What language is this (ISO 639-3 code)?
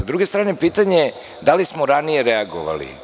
srp